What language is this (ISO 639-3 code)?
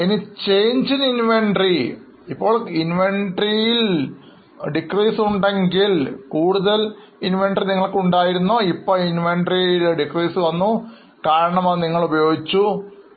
mal